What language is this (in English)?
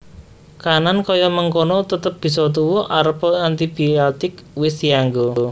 Javanese